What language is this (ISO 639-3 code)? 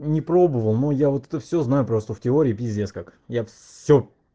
rus